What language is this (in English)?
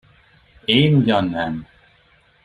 Hungarian